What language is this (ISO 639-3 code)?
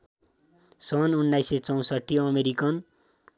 nep